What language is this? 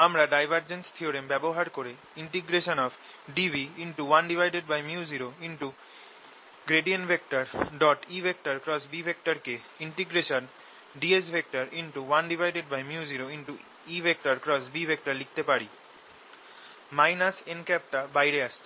Bangla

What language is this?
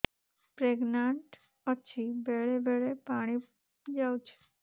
Odia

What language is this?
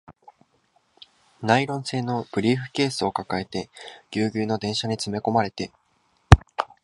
Japanese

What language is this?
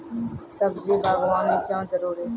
Maithili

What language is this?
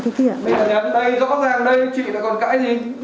Vietnamese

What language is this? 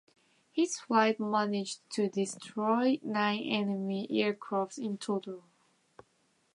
English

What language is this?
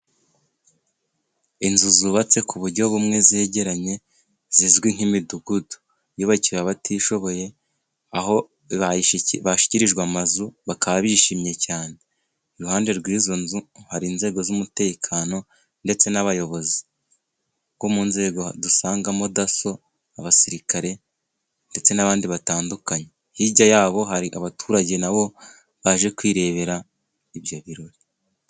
Kinyarwanda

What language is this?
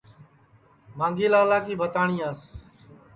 Sansi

